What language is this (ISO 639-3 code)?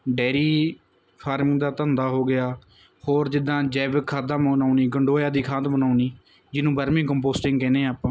pan